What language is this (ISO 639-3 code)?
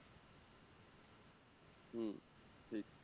ben